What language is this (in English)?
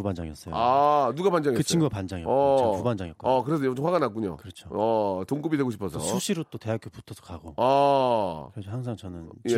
Korean